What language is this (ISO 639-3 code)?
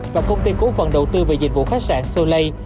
vie